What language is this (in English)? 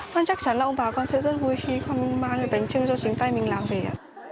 Vietnamese